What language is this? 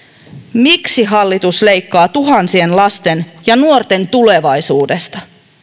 Finnish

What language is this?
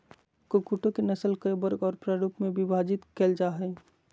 Magahi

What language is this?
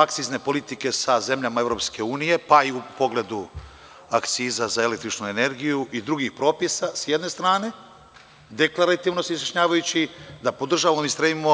Serbian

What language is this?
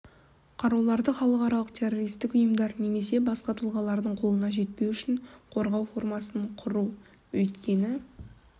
Kazakh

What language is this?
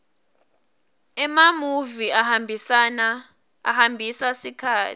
Swati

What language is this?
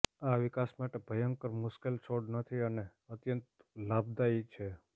Gujarati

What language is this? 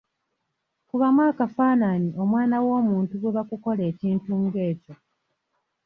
Ganda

